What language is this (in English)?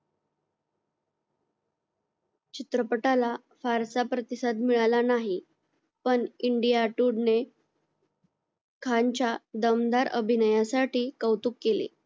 Marathi